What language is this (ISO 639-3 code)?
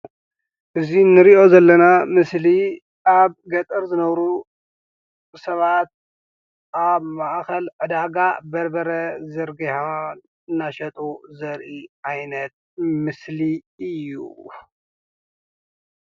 tir